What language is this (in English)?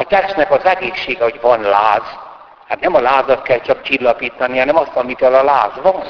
Hungarian